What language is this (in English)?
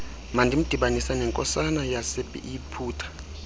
Xhosa